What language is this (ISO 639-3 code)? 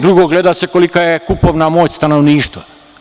srp